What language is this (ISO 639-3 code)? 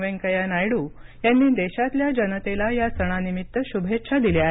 mar